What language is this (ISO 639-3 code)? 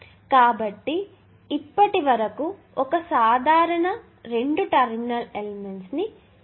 tel